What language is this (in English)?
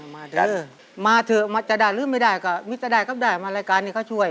Thai